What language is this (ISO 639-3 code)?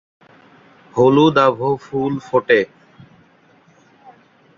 ben